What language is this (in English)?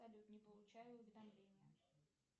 Russian